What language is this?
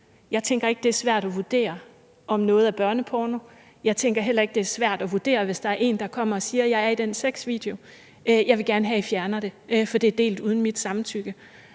Danish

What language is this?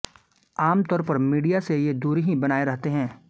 Hindi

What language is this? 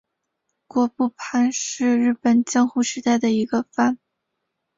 Chinese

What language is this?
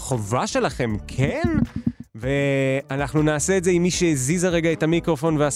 Hebrew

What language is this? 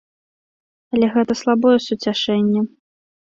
Belarusian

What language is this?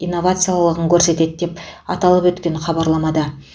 Kazakh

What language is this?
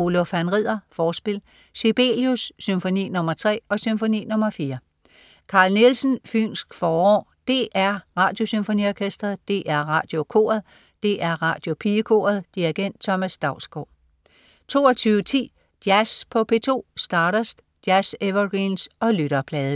Danish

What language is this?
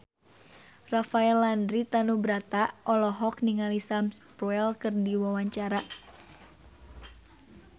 Sundanese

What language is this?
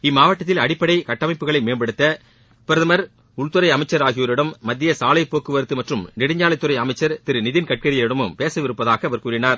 Tamil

